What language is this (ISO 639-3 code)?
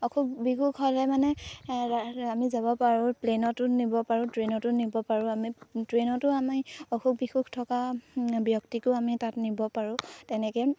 asm